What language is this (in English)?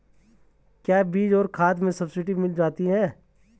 Hindi